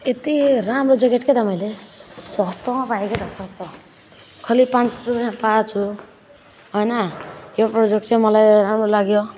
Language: Nepali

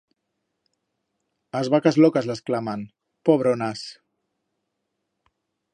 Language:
Aragonese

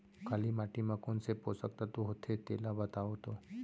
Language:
Chhattisgarhi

